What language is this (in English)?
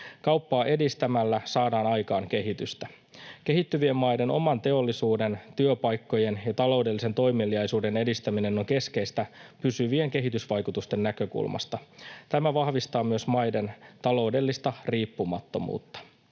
Finnish